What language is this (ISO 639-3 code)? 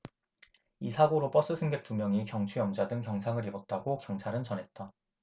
kor